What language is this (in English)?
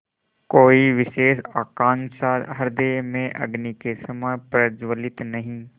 Hindi